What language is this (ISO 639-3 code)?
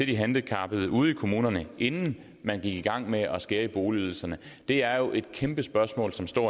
dan